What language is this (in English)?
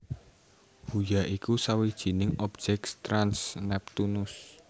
Javanese